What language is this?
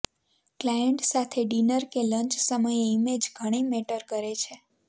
Gujarati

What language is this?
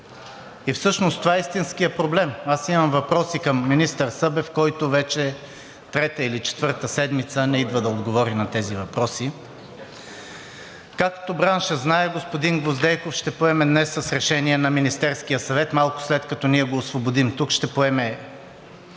Bulgarian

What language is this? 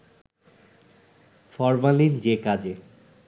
Bangla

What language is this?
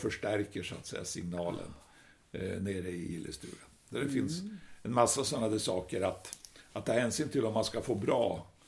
Swedish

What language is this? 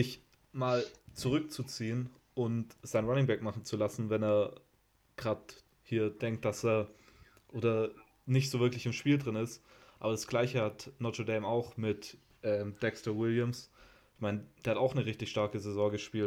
German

